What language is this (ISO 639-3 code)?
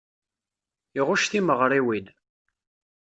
kab